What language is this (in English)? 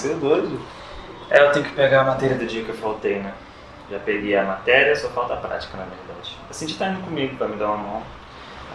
Portuguese